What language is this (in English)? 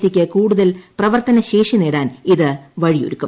Malayalam